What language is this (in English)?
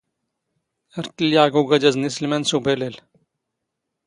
Standard Moroccan Tamazight